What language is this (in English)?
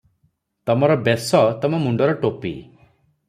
Odia